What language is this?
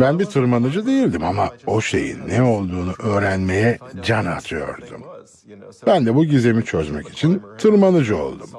Turkish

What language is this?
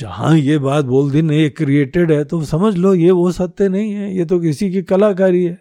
Hindi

